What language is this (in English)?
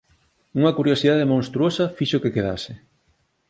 Galician